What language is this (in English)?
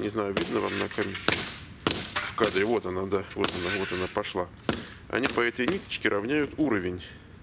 Russian